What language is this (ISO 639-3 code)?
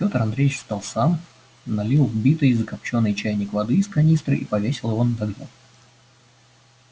rus